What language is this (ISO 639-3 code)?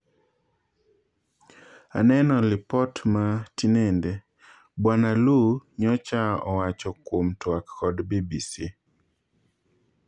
luo